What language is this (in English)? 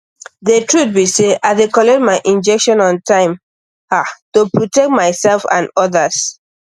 Nigerian Pidgin